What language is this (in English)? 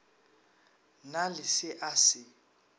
Northern Sotho